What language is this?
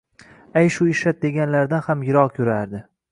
Uzbek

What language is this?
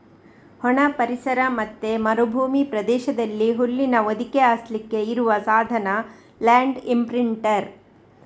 Kannada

